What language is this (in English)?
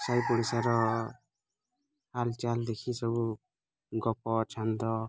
Odia